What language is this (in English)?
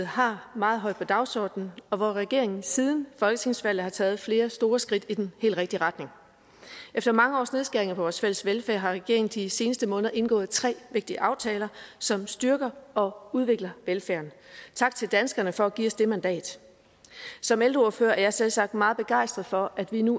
Danish